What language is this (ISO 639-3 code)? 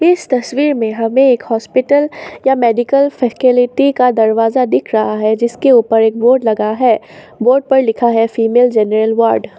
hin